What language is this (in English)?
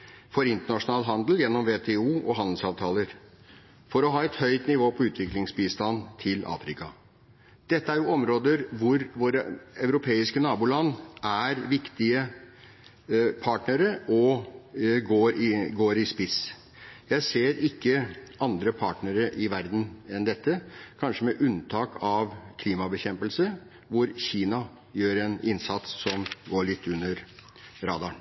Norwegian Bokmål